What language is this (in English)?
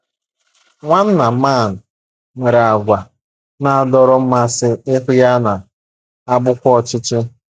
Igbo